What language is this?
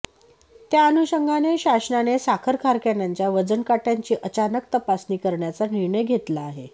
Marathi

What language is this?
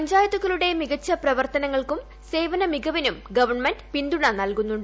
Malayalam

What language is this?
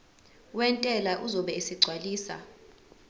Zulu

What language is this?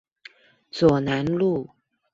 Chinese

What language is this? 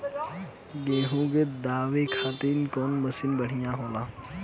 Bhojpuri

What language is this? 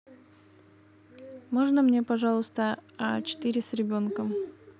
Russian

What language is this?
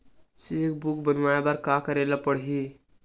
Chhattisgarhi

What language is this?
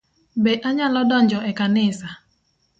Luo (Kenya and Tanzania)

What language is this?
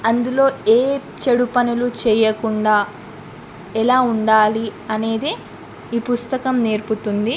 Telugu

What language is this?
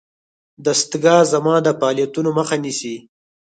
Pashto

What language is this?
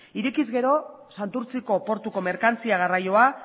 Basque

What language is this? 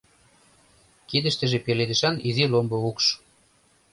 Mari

